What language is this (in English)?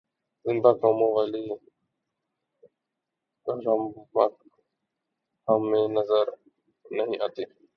Urdu